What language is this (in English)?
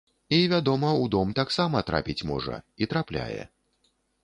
Belarusian